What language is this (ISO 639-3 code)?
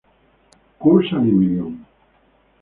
ita